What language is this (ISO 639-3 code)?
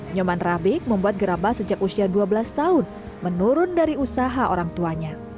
ind